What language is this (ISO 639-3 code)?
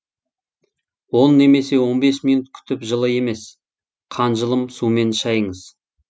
kaz